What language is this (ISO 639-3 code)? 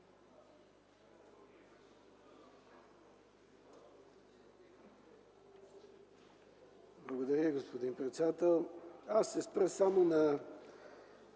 bul